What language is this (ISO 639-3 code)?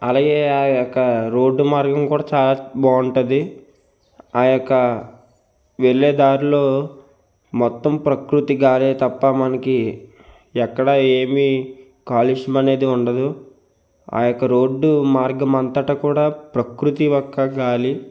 tel